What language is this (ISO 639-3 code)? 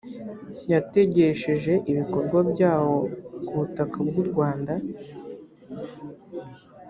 kin